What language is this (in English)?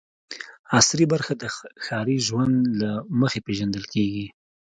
Pashto